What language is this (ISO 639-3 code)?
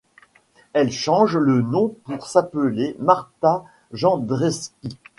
fra